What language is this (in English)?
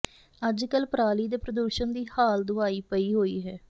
Punjabi